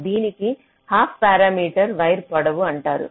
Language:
Telugu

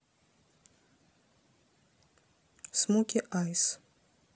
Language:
Russian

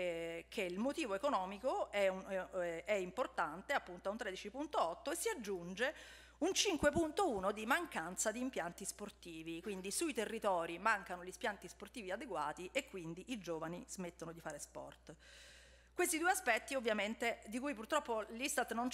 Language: Italian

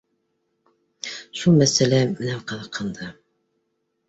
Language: Bashkir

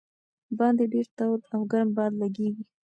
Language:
Pashto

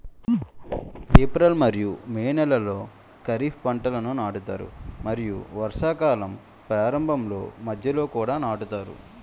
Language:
Telugu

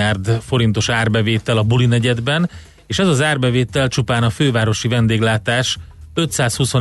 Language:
Hungarian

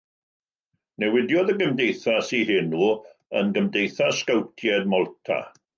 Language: Welsh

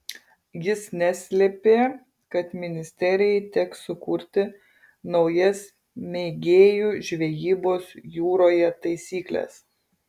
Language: Lithuanian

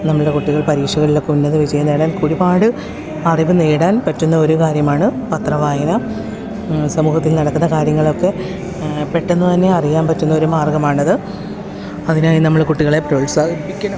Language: Malayalam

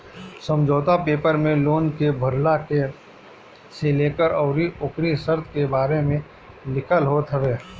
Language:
Bhojpuri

